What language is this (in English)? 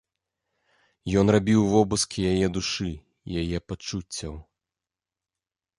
Belarusian